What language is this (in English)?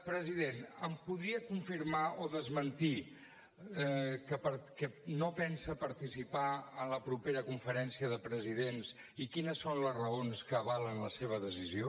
Catalan